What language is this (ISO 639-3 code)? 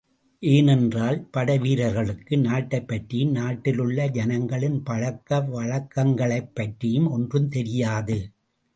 tam